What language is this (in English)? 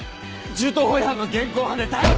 Japanese